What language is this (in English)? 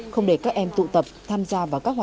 Vietnamese